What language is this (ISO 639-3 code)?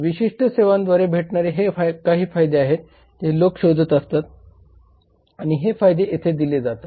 mar